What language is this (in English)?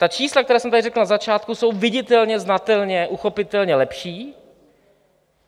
Czech